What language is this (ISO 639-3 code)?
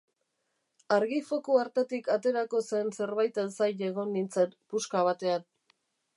eus